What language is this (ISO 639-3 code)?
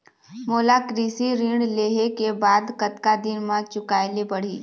hne